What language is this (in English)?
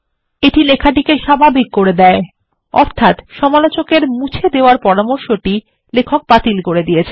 Bangla